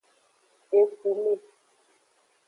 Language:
Aja (Benin)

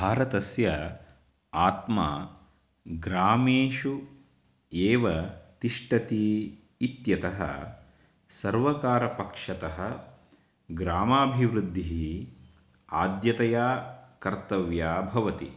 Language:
Sanskrit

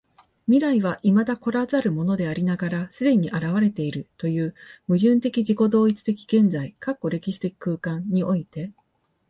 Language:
Japanese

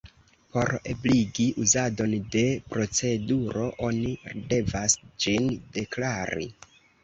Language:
Esperanto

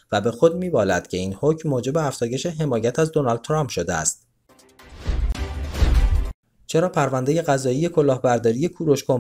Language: Persian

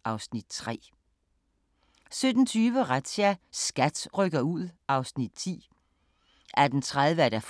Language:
Danish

